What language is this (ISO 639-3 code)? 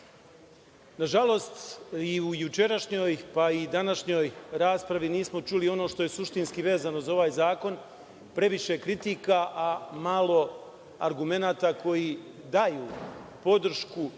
srp